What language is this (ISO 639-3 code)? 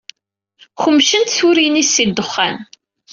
kab